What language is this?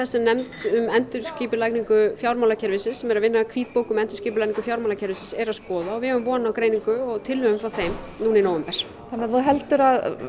Icelandic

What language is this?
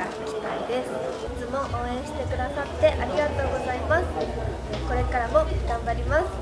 Japanese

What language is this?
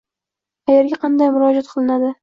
Uzbek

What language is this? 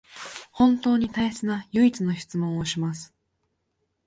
Japanese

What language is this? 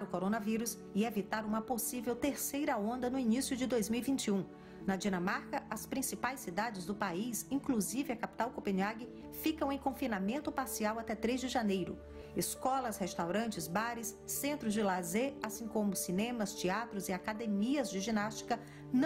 Portuguese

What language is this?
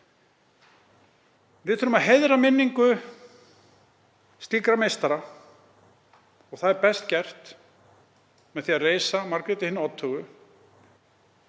Icelandic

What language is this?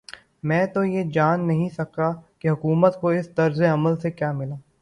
Urdu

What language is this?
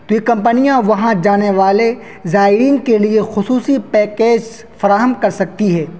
Urdu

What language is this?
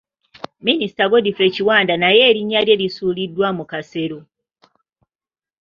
Ganda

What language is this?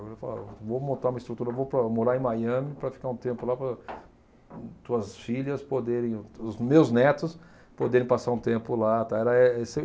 Portuguese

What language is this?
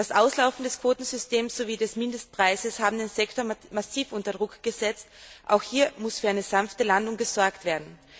German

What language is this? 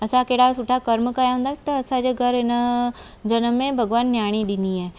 Sindhi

